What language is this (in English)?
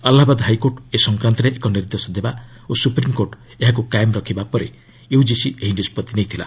Odia